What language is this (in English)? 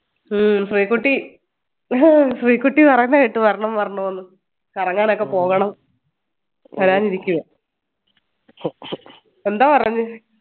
Malayalam